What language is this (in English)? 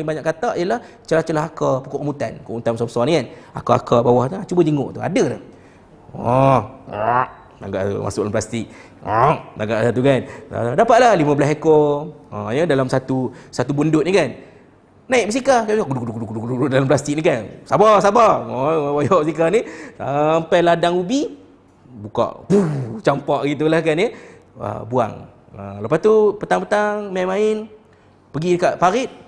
Malay